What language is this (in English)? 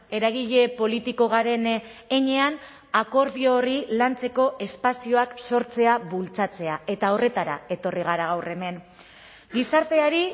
Basque